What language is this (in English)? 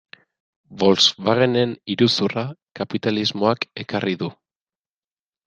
Basque